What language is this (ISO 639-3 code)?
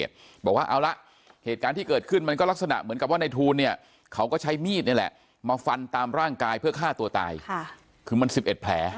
tha